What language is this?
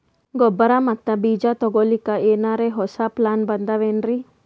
Kannada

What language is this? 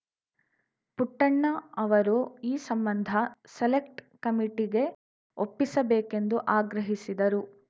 Kannada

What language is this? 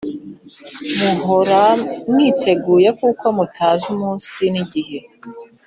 Kinyarwanda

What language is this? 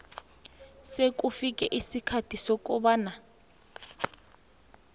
South Ndebele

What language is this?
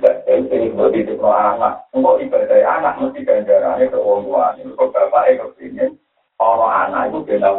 Malay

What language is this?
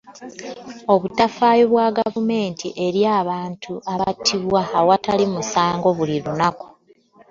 Ganda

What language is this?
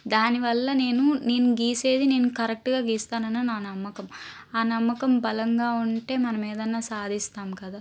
Telugu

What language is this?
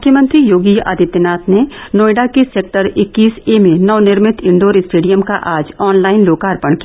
Hindi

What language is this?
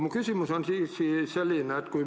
Estonian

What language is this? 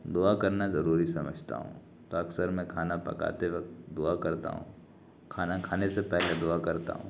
Urdu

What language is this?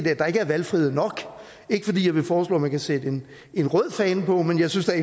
Danish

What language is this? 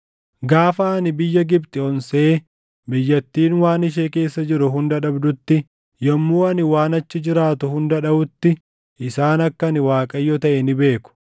Oromo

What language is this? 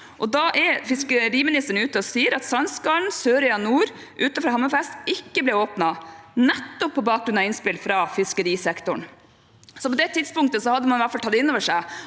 Norwegian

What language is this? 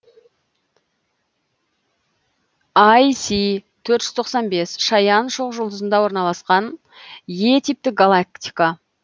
Kazakh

